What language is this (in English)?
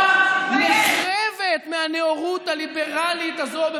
Hebrew